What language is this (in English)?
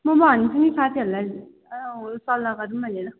Nepali